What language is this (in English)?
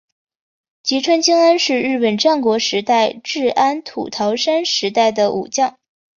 Chinese